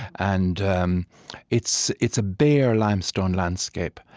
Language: English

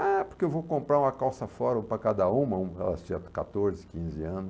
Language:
Portuguese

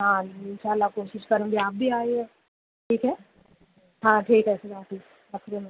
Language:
Urdu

